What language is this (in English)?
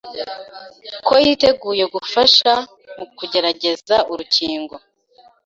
Kinyarwanda